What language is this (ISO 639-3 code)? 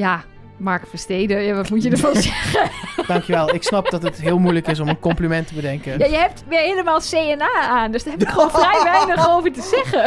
nld